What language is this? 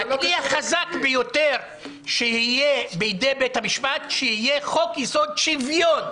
Hebrew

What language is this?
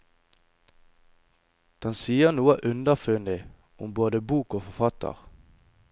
Norwegian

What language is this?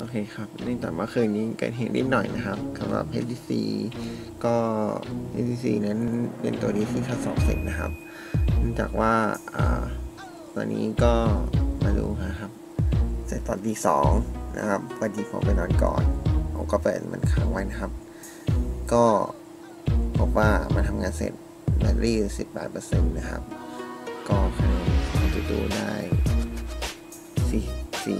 Thai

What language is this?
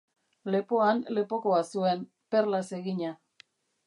Basque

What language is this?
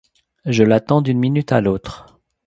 French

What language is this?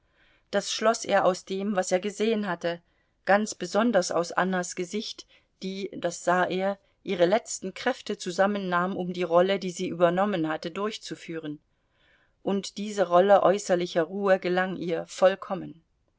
German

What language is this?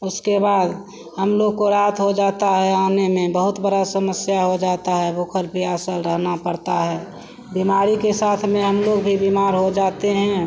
Hindi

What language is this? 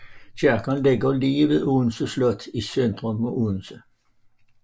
Danish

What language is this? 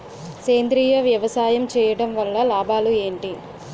Telugu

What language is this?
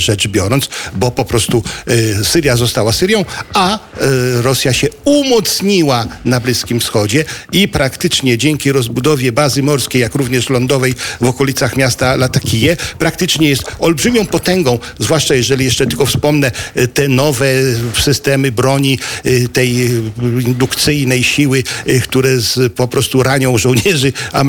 Polish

